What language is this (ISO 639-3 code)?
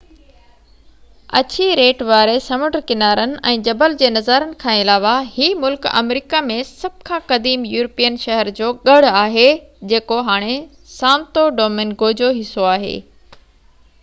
snd